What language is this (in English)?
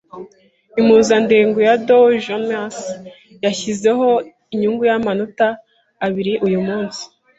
Kinyarwanda